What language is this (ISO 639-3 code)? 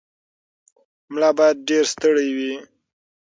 pus